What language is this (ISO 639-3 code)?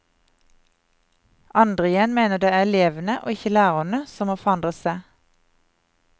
nor